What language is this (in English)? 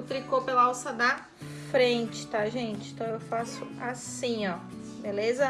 Portuguese